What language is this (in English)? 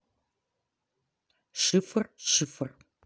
Russian